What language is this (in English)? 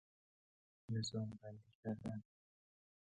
Persian